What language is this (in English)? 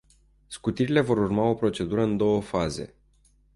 Romanian